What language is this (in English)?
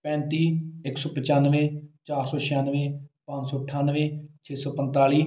Punjabi